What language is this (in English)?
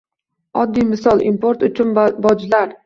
Uzbek